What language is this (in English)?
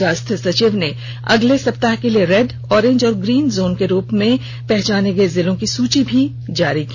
Hindi